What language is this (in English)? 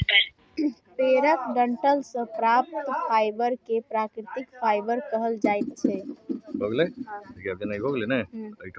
Maithili